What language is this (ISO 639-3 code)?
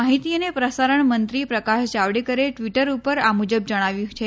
guj